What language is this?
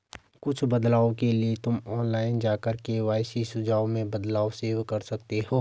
Hindi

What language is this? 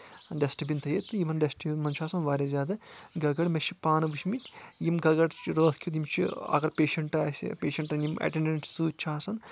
Kashmiri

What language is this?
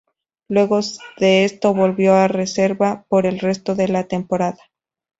Spanish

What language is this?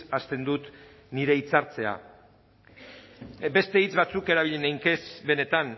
Basque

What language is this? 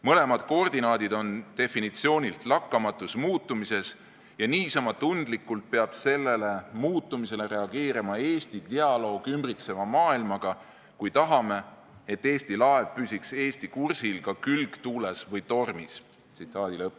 Estonian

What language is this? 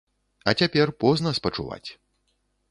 Belarusian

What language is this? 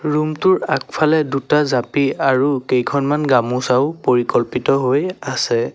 Assamese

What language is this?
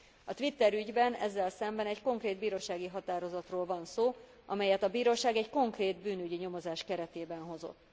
Hungarian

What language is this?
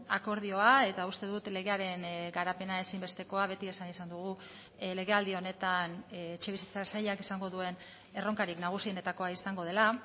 Basque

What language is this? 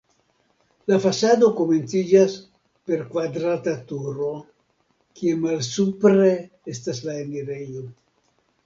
Esperanto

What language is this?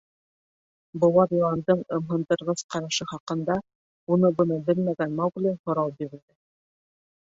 Bashkir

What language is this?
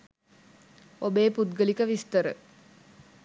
Sinhala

